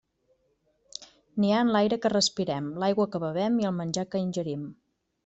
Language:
Catalan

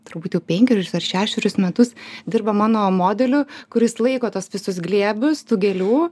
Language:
Lithuanian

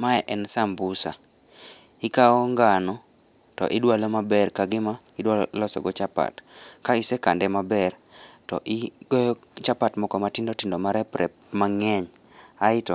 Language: Luo (Kenya and Tanzania)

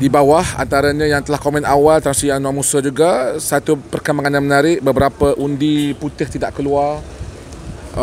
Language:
Malay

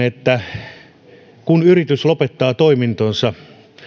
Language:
Finnish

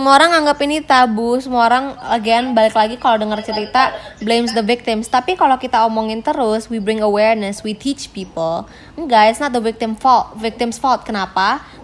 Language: Indonesian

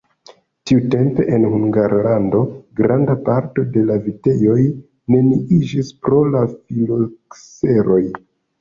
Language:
Esperanto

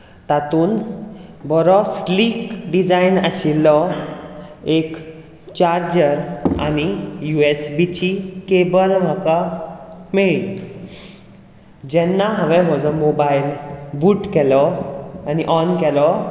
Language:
Konkani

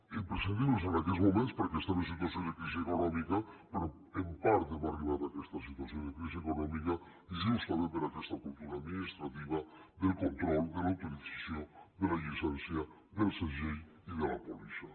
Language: Catalan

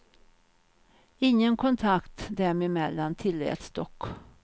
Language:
Swedish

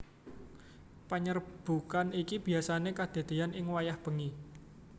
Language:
Javanese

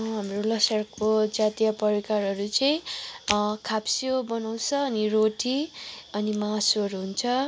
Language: Nepali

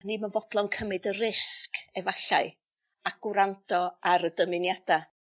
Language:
Welsh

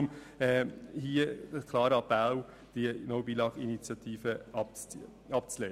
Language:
Swiss German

